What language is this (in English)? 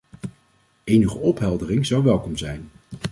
Dutch